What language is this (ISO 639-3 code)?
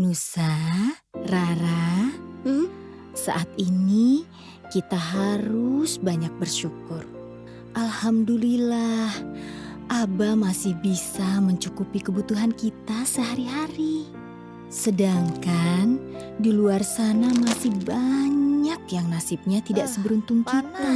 ind